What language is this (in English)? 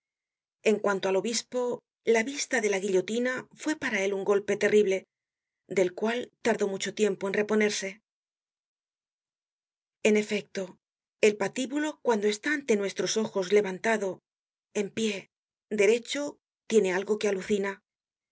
Spanish